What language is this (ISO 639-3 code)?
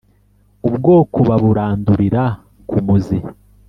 kin